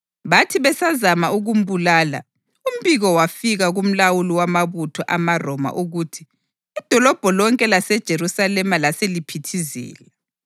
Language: North Ndebele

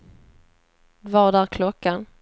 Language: Swedish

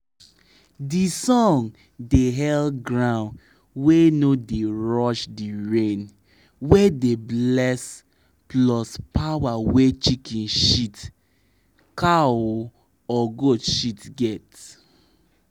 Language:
Nigerian Pidgin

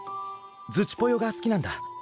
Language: Japanese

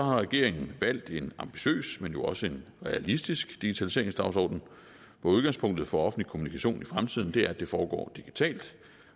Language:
Danish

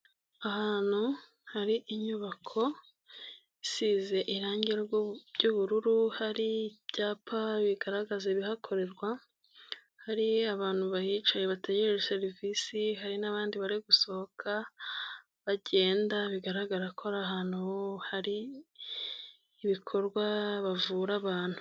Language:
Kinyarwanda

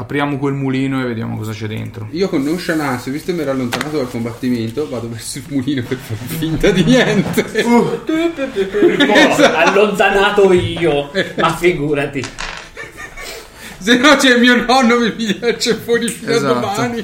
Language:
Italian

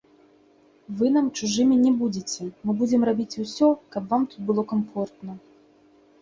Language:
Belarusian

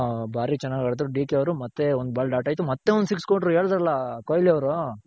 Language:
Kannada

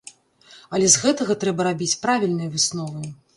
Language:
Belarusian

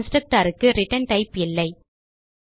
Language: Tamil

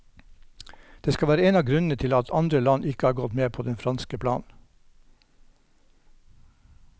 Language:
Norwegian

